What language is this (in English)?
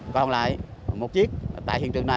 Vietnamese